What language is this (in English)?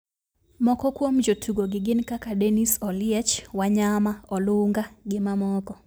Luo (Kenya and Tanzania)